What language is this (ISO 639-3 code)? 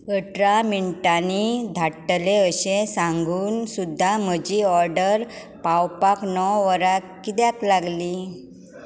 kok